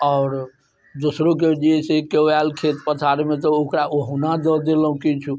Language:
Maithili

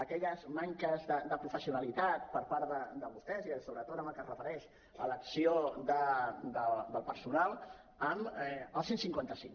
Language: Catalan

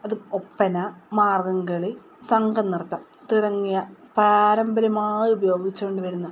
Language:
Malayalam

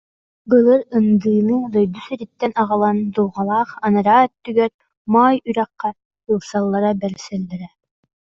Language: Yakut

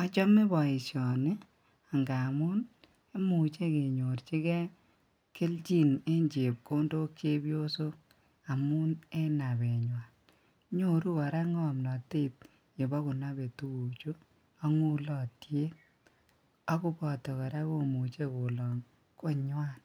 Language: Kalenjin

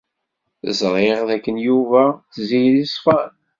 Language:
Kabyle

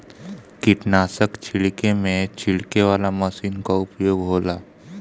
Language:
Bhojpuri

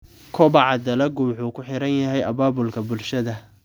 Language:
Somali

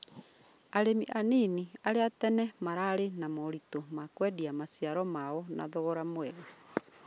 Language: Kikuyu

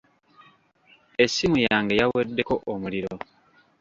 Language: Ganda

